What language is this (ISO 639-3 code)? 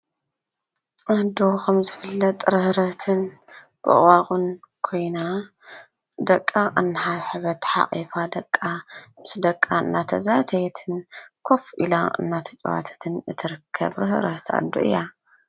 tir